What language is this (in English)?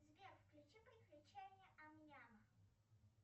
Russian